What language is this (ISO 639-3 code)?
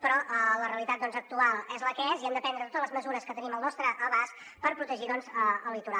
cat